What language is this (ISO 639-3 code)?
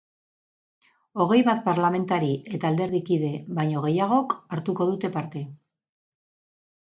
eus